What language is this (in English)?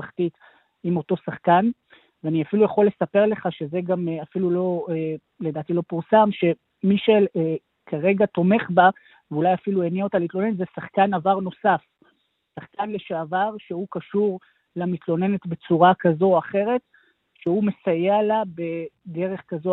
Hebrew